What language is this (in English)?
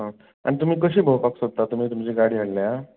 Konkani